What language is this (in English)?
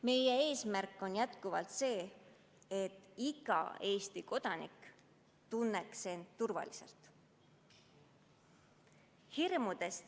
Estonian